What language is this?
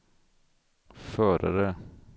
Swedish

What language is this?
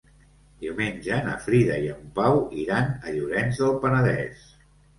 Catalan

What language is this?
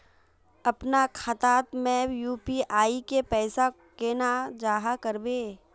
Magahi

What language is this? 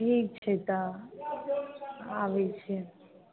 Maithili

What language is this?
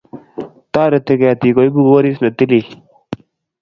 Kalenjin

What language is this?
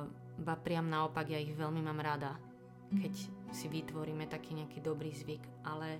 Slovak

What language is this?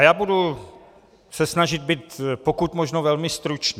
Czech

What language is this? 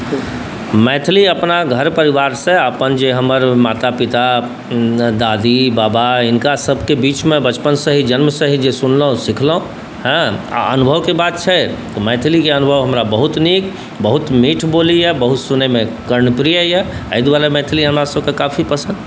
Maithili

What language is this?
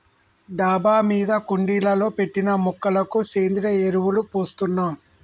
Telugu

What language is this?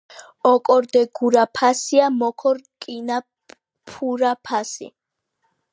Georgian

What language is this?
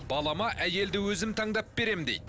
Kazakh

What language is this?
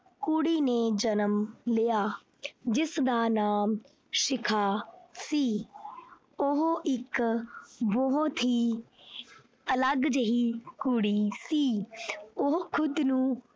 Punjabi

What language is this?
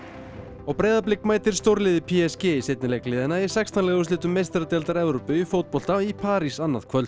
Icelandic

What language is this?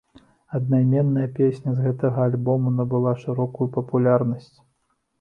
Belarusian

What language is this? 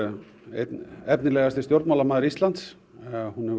Icelandic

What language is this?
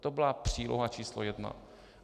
Czech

